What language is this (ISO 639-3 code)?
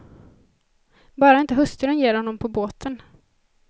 swe